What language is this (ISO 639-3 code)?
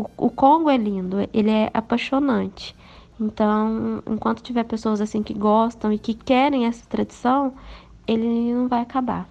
por